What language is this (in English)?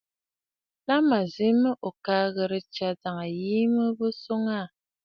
Bafut